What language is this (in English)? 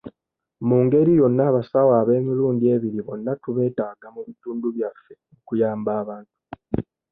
Ganda